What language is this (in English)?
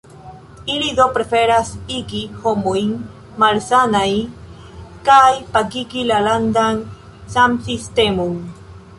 Esperanto